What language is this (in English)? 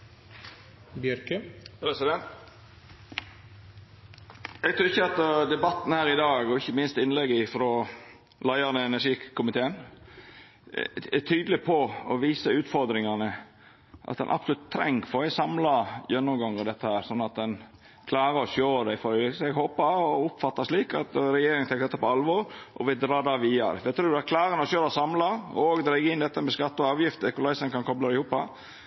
Norwegian